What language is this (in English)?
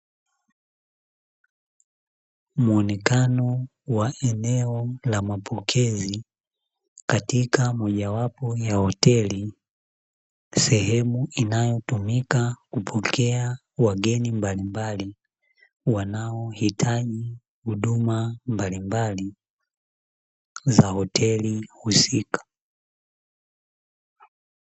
Swahili